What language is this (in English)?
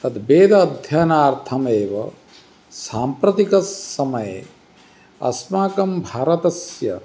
Sanskrit